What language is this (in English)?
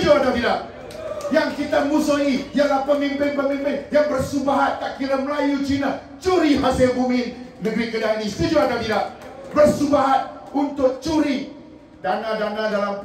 Malay